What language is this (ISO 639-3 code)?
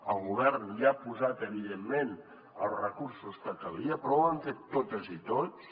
cat